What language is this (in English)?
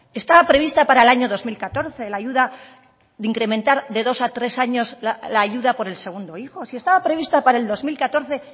Spanish